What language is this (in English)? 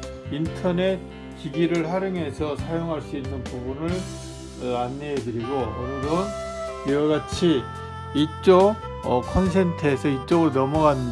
Korean